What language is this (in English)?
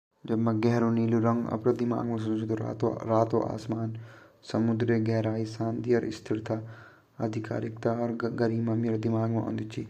Garhwali